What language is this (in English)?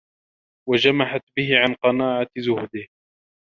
Arabic